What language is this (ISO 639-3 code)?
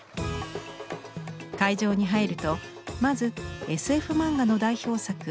jpn